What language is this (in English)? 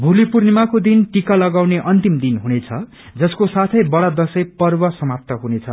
Nepali